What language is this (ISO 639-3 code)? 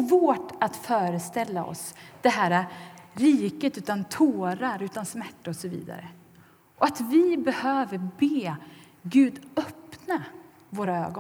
swe